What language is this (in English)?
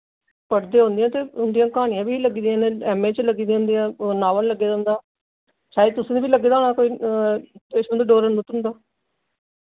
Dogri